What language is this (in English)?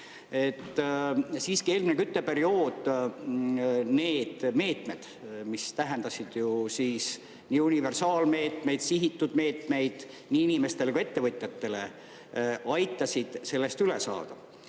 Estonian